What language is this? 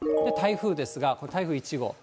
Japanese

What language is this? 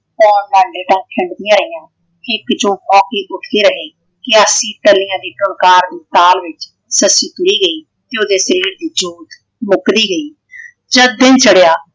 Punjabi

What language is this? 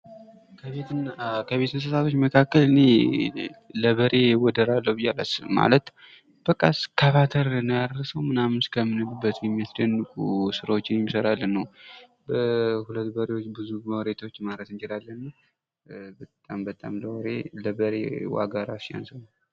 Amharic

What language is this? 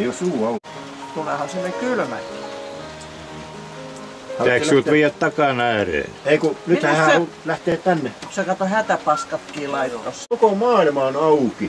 Finnish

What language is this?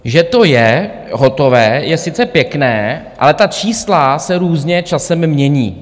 Czech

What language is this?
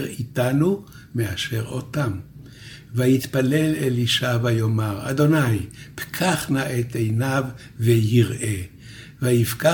Hebrew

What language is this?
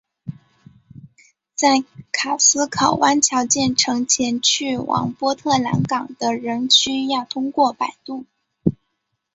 Chinese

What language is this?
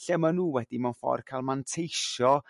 Welsh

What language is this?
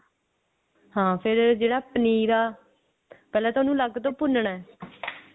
Punjabi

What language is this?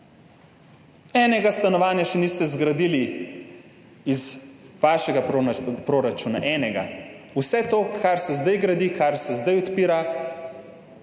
Slovenian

